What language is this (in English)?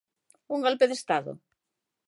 Galician